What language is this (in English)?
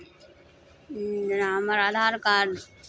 Maithili